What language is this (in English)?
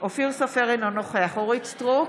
Hebrew